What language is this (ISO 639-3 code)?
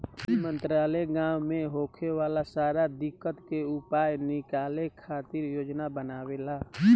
bho